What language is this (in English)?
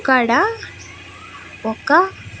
Telugu